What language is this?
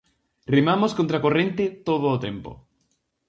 Galician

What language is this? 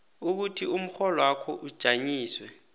South Ndebele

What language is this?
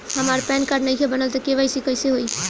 Bhojpuri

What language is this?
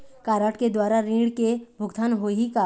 Chhattisgarhi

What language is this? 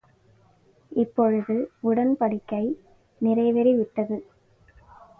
Tamil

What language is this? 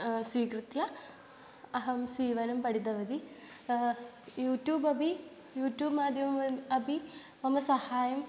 Sanskrit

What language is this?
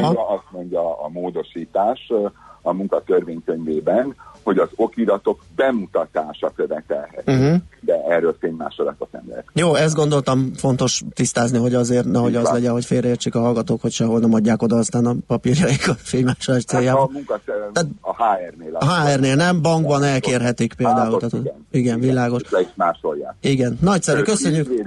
Hungarian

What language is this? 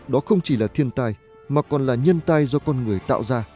Vietnamese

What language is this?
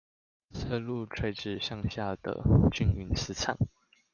Chinese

